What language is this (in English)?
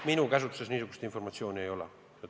Estonian